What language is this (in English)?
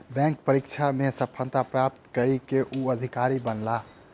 Maithili